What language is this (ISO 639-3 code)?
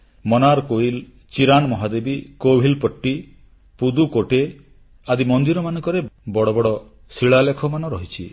ori